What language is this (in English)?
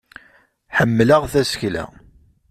Kabyle